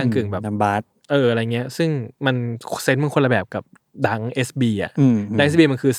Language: Thai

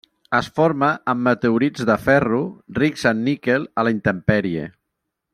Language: Catalan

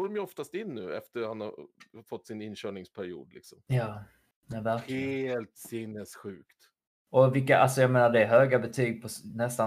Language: Swedish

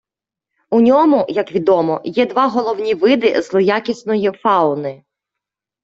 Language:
Ukrainian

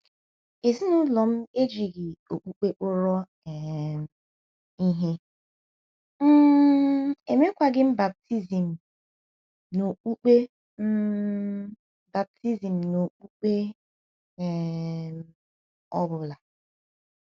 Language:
Igbo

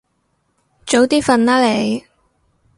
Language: Cantonese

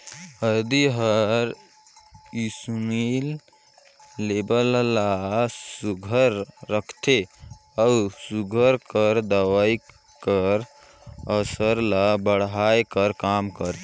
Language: Chhattisgarhi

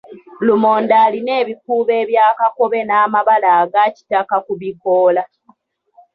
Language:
Ganda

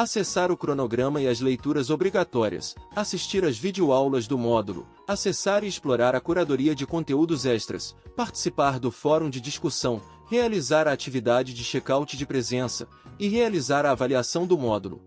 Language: Portuguese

